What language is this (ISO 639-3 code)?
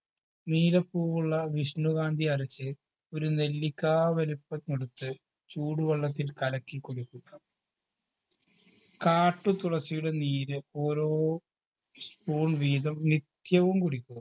mal